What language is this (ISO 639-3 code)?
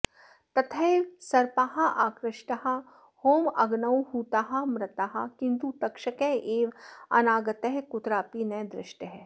san